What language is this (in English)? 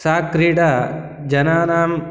Sanskrit